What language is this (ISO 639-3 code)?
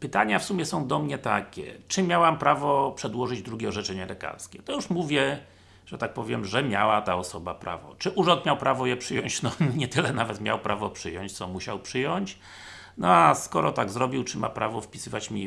pol